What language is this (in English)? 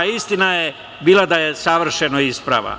Serbian